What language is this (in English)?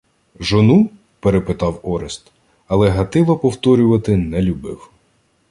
Ukrainian